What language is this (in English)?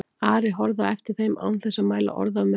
Icelandic